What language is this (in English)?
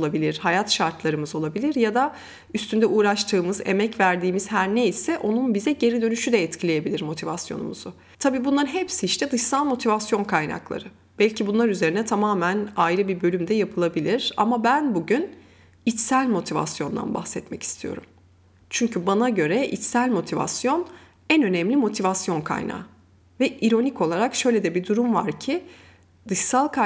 Turkish